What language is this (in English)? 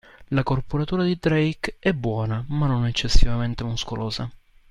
Italian